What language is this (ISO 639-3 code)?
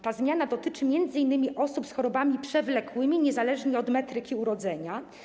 pol